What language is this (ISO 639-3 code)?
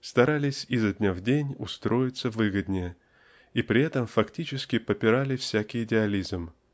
rus